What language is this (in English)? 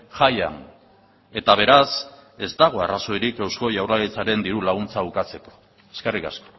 Basque